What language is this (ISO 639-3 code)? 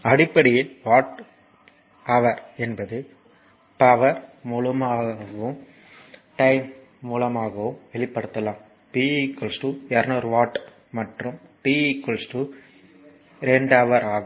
tam